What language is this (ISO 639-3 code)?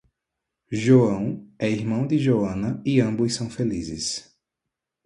por